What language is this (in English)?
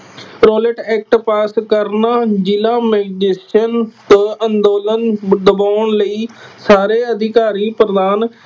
Punjabi